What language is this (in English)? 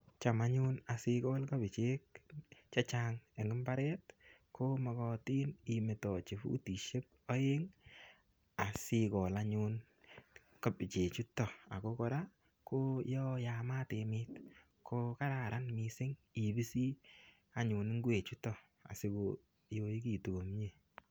Kalenjin